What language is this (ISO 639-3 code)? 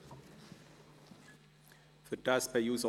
gsw